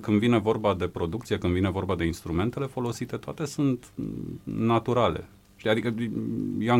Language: Romanian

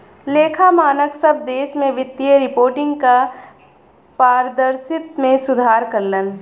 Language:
Bhojpuri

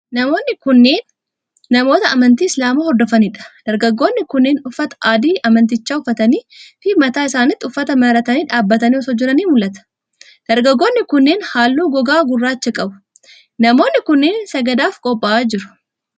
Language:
Oromo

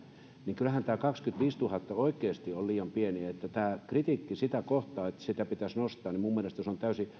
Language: Finnish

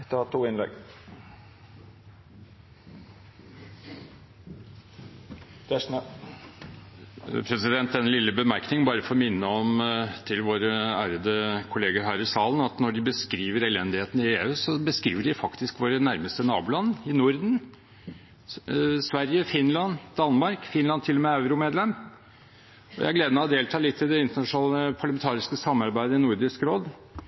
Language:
Norwegian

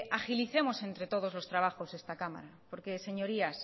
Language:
Spanish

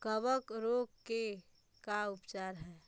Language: Magahi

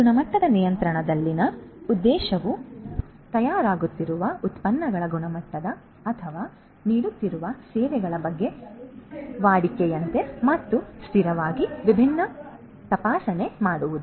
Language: Kannada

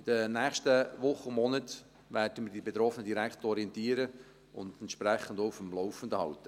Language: Swiss German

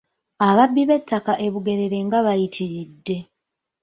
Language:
Ganda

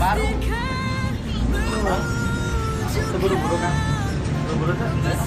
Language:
Indonesian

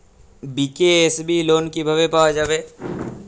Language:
Bangla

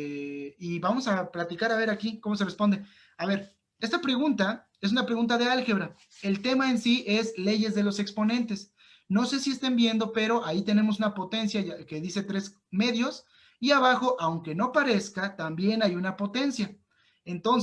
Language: Spanish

